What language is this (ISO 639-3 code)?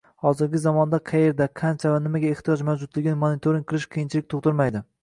uzb